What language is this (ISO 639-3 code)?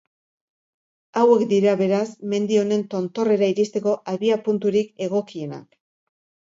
eus